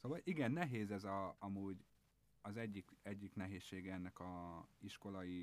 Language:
Hungarian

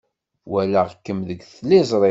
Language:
Kabyle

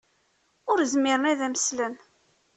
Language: Kabyle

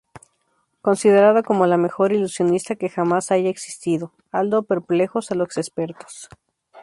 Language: Spanish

